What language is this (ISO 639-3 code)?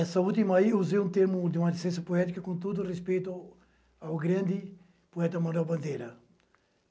por